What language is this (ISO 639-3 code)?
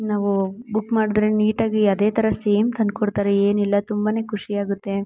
kan